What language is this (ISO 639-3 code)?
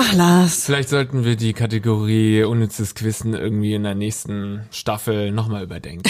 deu